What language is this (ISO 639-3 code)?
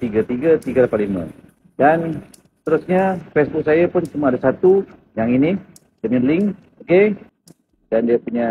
msa